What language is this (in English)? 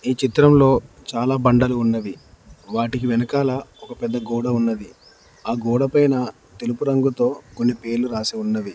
Telugu